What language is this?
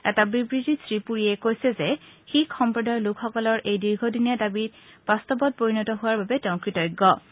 Assamese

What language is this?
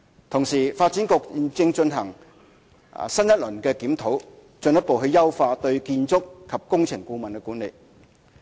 Cantonese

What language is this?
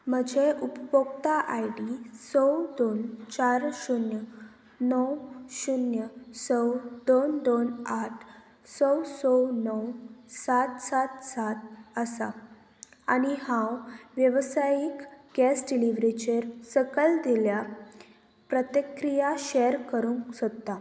Konkani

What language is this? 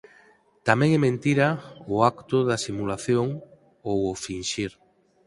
Galician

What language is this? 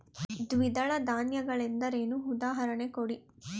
Kannada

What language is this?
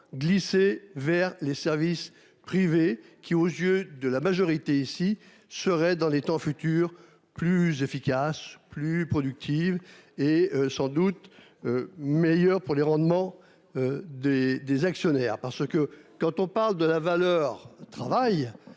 French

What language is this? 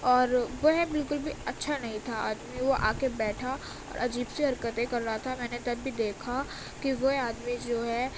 Urdu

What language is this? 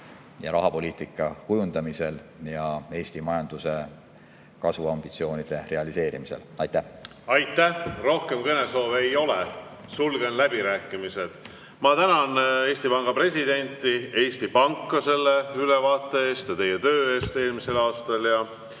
Estonian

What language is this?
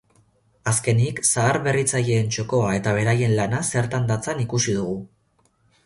Basque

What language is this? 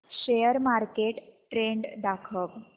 Marathi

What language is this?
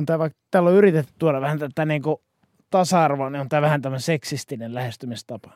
Finnish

